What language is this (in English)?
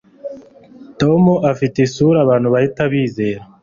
Kinyarwanda